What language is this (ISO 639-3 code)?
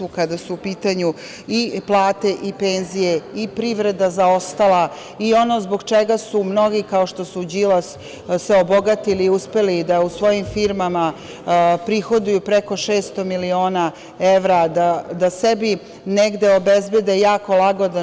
srp